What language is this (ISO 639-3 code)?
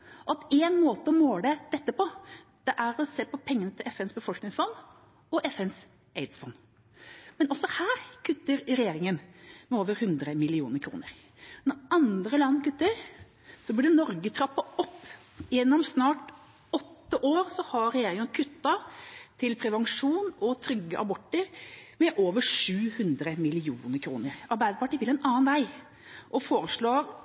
nob